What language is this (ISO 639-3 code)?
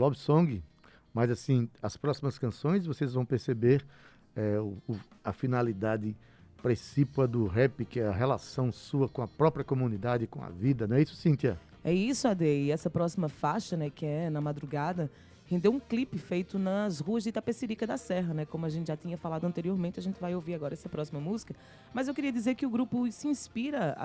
por